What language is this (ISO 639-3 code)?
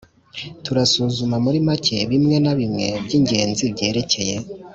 kin